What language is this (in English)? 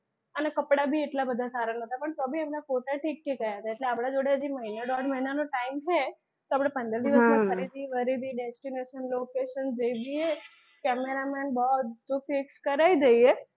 Gujarati